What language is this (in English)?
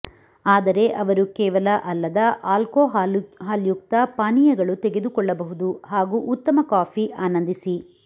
Kannada